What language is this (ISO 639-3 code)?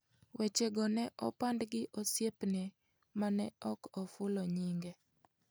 luo